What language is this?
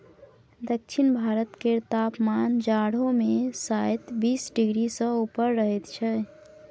Maithili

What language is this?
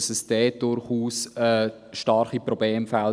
Swiss German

